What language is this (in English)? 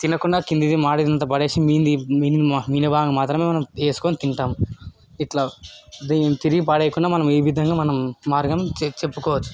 Telugu